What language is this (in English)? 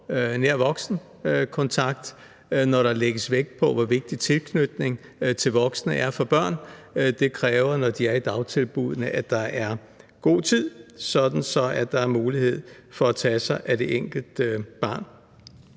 Danish